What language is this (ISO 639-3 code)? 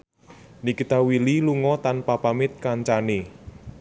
jav